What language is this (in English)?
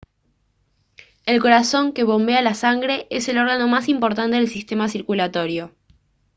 Spanish